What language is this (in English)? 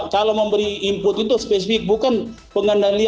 Indonesian